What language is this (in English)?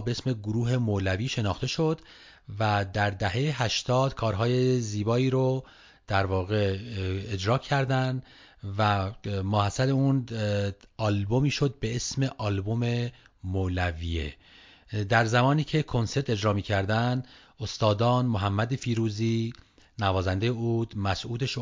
Persian